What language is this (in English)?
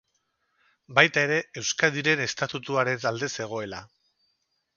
Basque